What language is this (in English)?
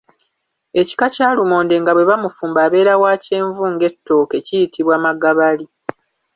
Ganda